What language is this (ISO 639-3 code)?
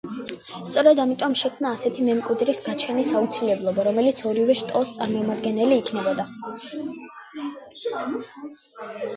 kat